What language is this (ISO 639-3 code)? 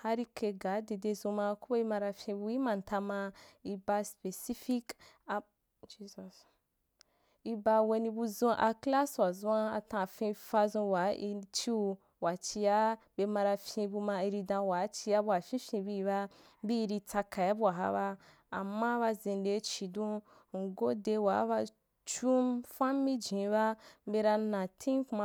juk